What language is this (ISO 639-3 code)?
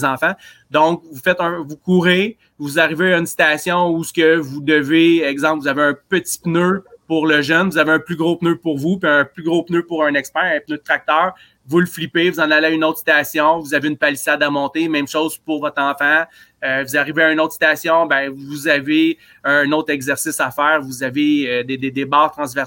fra